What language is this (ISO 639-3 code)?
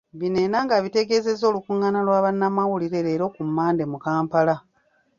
lug